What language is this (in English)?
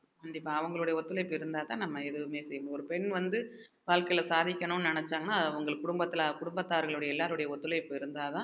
Tamil